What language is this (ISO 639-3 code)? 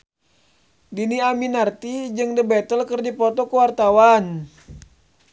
sun